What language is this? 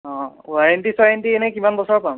Assamese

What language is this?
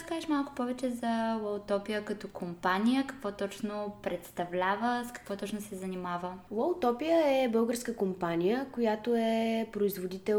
Bulgarian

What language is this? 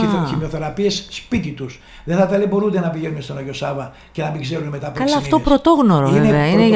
Greek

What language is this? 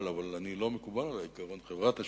Hebrew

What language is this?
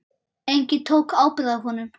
Icelandic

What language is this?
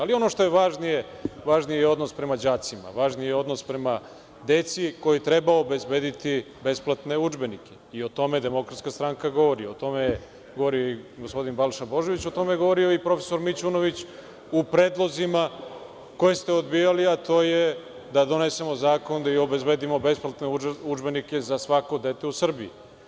Serbian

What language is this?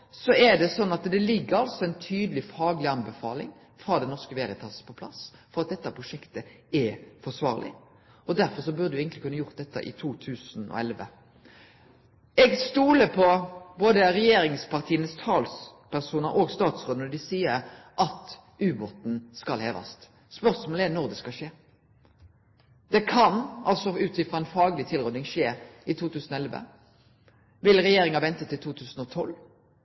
Norwegian Nynorsk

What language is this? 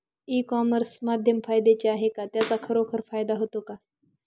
Marathi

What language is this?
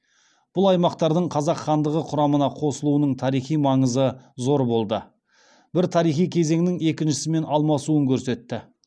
Kazakh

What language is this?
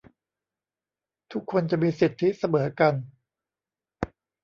Thai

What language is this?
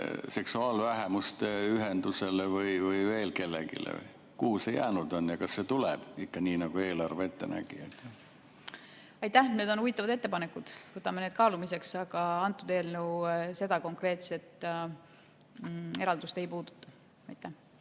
Estonian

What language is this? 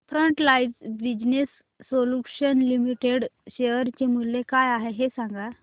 Marathi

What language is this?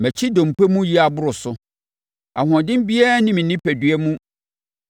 Akan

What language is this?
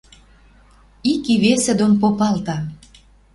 Western Mari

